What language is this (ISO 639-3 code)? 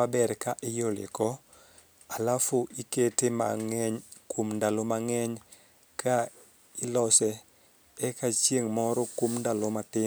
luo